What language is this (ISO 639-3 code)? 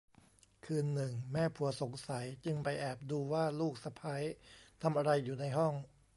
tha